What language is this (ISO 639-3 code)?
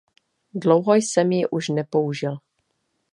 ces